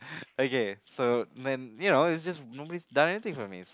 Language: English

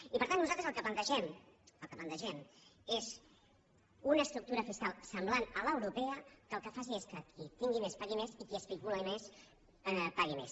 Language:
Catalan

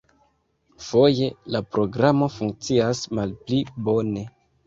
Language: Esperanto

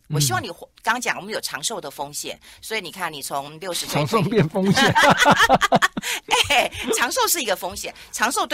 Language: Chinese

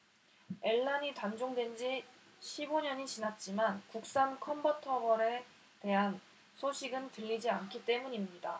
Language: Korean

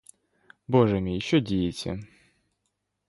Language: Ukrainian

